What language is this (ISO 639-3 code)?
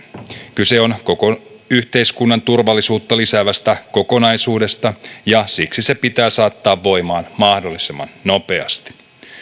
fin